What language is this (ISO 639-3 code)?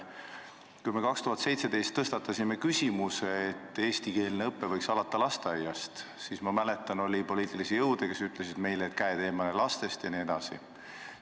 est